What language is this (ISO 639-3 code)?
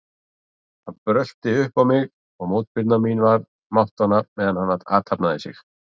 isl